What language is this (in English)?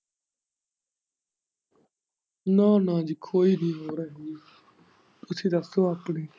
Punjabi